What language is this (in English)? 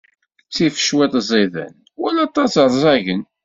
Kabyle